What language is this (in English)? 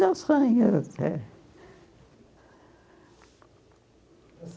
Portuguese